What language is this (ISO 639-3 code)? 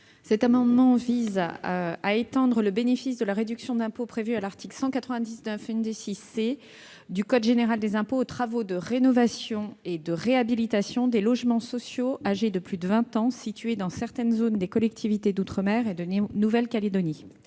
fra